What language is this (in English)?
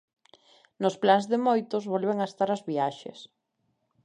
Galician